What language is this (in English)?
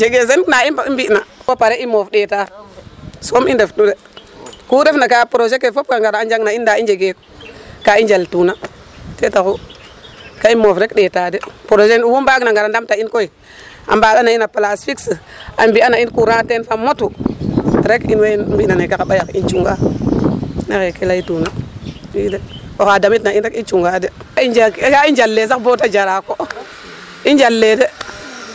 Serer